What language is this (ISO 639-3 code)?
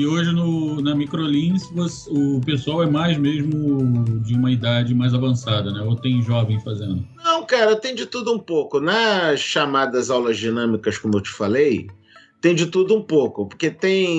por